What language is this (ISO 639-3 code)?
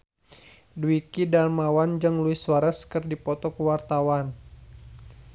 sun